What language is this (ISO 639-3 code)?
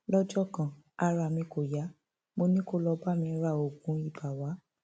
yor